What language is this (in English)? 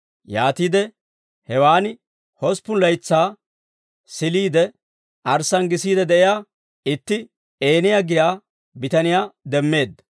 Dawro